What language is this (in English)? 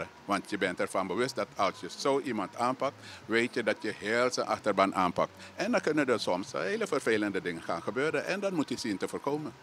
Dutch